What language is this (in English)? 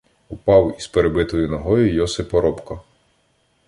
Ukrainian